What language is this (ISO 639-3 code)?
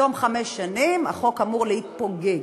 heb